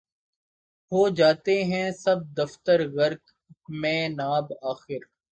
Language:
Urdu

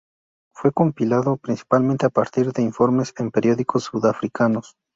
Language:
Spanish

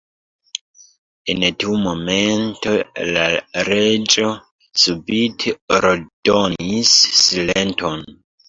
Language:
Esperanto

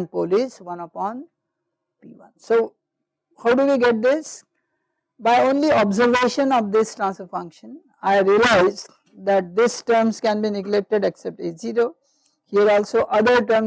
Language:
English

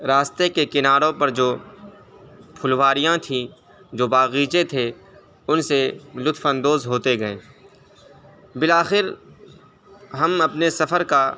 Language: Urdu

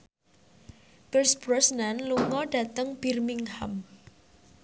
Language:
Javanese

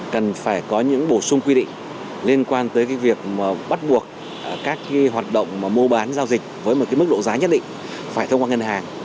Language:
Vietnamese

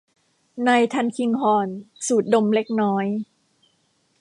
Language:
Thai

